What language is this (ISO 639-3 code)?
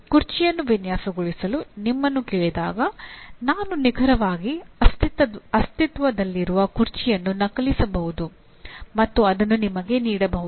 kan